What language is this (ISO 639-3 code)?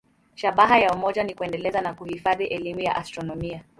swa